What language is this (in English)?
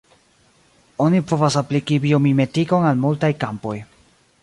Esperanto